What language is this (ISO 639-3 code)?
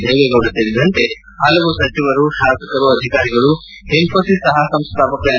kan